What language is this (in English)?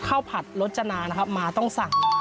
Thai